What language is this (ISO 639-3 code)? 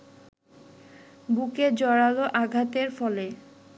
ben